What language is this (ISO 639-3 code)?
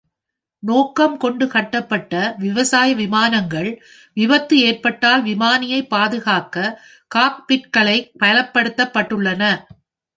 tam